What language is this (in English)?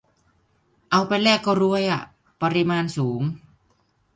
Thai